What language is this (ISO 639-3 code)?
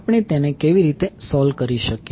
guj